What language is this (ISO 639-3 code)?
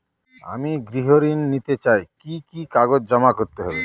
ben